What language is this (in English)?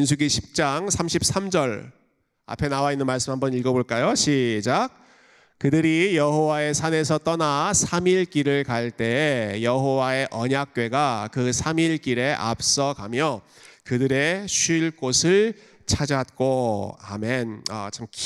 Korean